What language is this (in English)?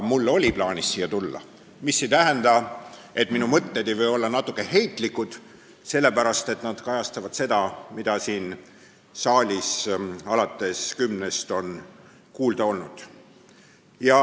Estonian